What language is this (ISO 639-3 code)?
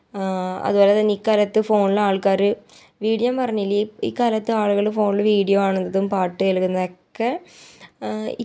mal